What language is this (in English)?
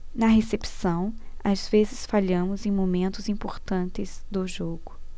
Portuguese